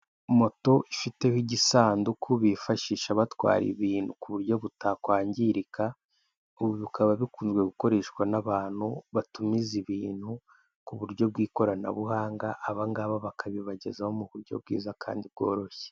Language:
Kinyarwanda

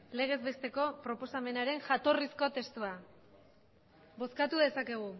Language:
Basque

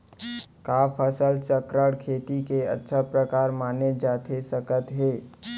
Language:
Chhattisgarhi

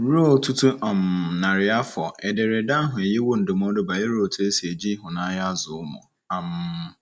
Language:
Igbo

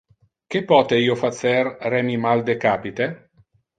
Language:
Interlingua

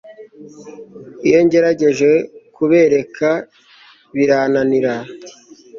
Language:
Kinyarwanda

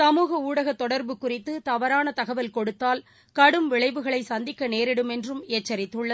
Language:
Tamil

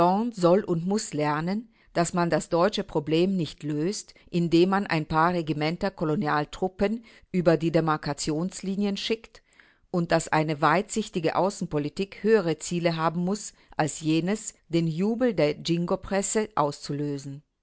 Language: German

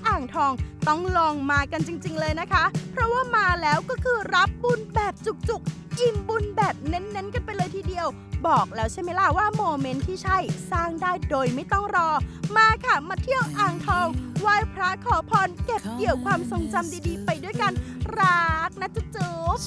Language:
Thai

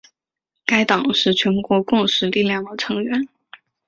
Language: Chinese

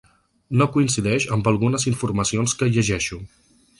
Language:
Catalan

